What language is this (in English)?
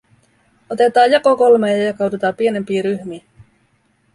Finnish